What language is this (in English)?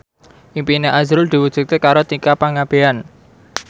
Javanese